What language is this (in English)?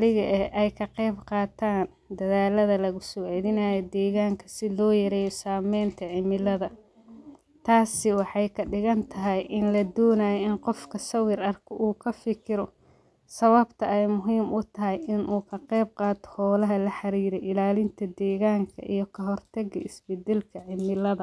Somali